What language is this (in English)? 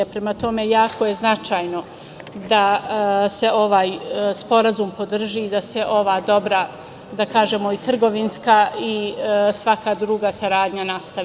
Serbian